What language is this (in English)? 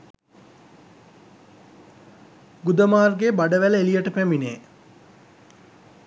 Sinhala